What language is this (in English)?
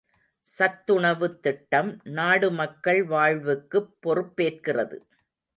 Tamil